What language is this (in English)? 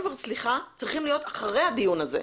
Hebrew